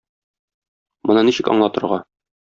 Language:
Tatar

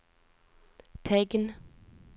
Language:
Norwegian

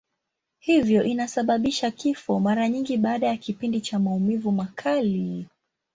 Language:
Swahili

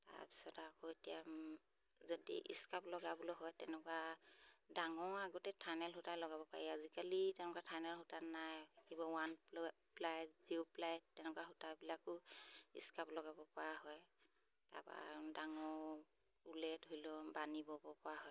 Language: Assamese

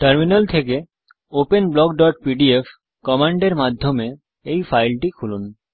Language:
Bangla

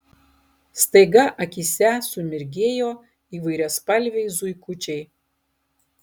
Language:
Lithuanian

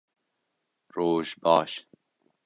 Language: Kurdish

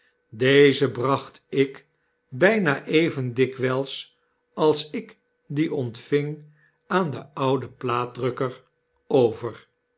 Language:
Dutch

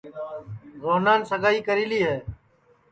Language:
Sansi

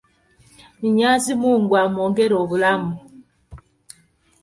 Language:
Ganda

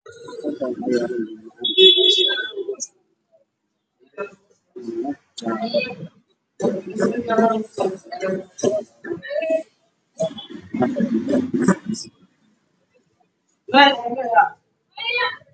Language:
Somali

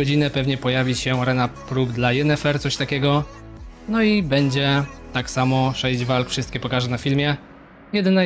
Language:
Polish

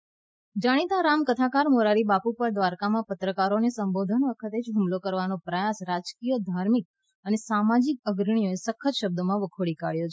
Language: Gujarati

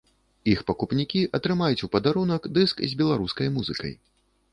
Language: Belarusian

